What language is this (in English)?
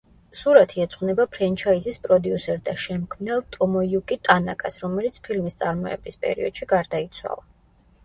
Georgian